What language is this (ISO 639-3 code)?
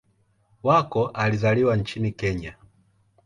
swa